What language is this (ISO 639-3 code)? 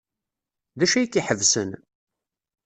kab